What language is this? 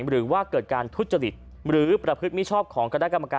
Thai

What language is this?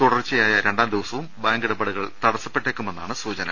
Malayalam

